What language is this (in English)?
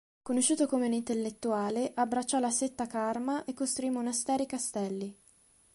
Italian